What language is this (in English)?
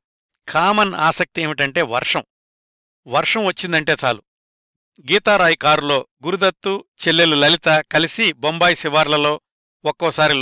Telugu